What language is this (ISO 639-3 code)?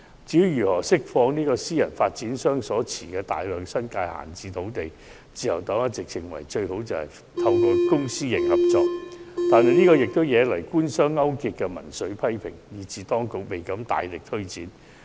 yue